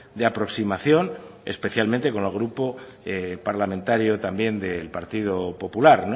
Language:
Spanish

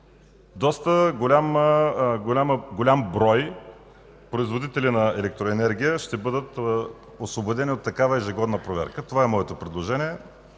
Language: Bulgarian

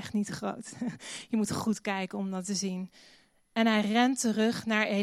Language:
Dutch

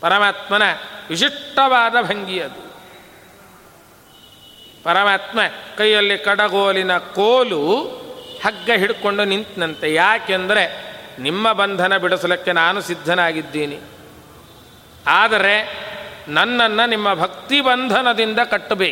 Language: Kannada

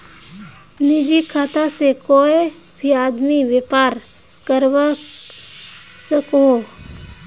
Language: Magahi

